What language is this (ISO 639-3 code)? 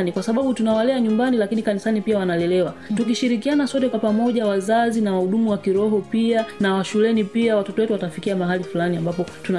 swa